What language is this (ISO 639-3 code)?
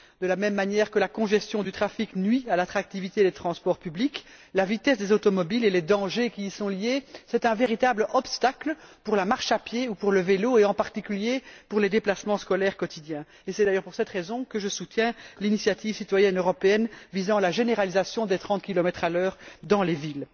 fra